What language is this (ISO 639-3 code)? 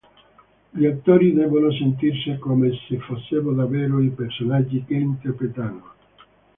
ita